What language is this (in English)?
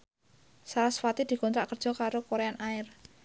Javanese